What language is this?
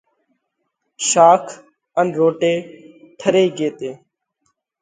Parkari Koli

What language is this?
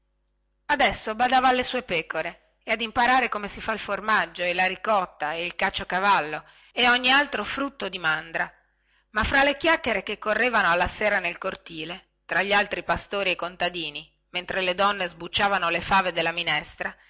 Italian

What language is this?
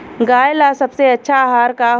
Bhojpuri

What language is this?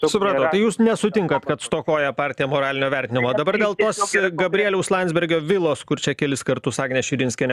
Lithuanian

